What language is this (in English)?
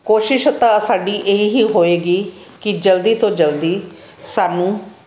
Punjabi